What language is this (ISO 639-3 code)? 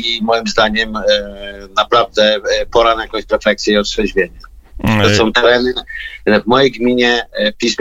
pol